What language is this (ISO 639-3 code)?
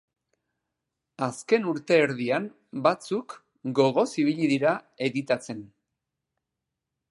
eus